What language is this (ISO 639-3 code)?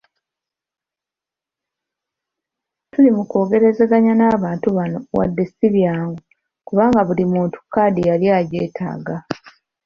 lug